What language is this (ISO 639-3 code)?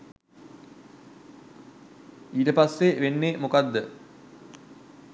sin